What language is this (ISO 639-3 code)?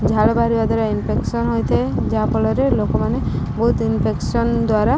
ori